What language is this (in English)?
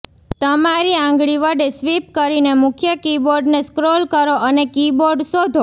Gujarati